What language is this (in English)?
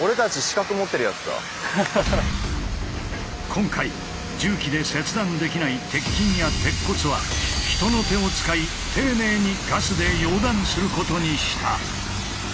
Japanese